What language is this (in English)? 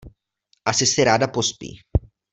Czech